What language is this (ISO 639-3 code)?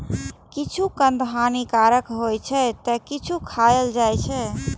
mai